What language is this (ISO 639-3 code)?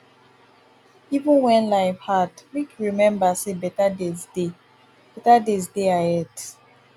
pcm